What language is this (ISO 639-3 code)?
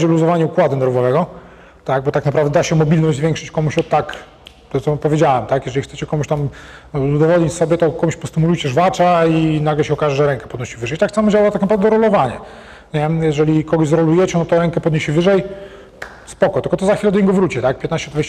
pol